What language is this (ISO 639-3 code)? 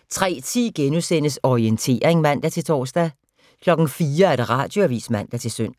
dan